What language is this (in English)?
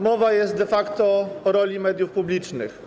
Polish